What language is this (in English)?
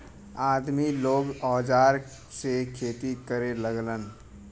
Bhojpuri